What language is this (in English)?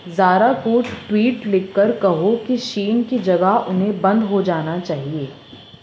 Urdu